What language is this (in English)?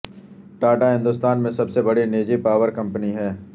Urdu